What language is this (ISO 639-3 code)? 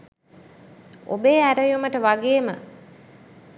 sin